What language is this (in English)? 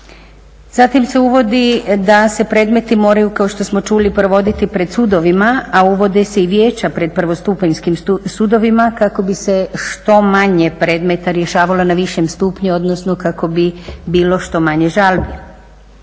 Croatian